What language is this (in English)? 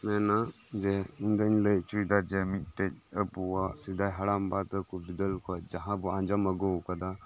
Santali